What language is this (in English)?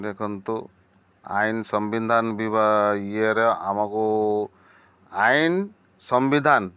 Odia